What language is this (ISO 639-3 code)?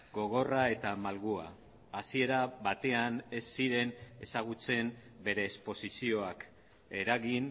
eus